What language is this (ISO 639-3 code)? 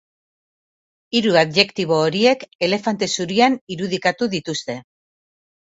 eus